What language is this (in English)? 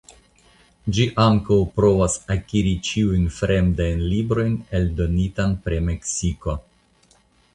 Esperanto